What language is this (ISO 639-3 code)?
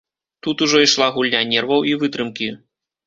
bel